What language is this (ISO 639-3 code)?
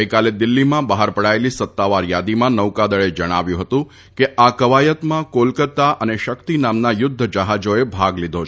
guj